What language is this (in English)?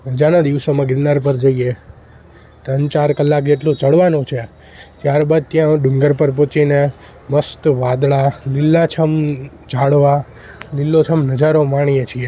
Gujarati